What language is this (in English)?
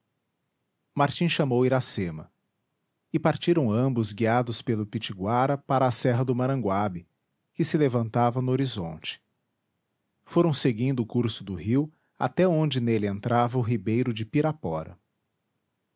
Portuguese